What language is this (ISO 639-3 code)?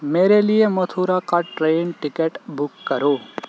urd